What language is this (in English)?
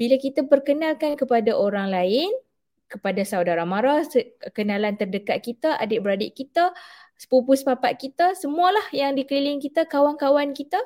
Malay